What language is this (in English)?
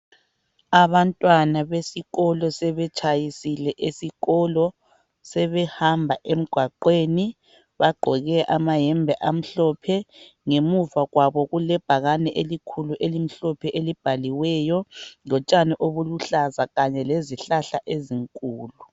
North Ndebele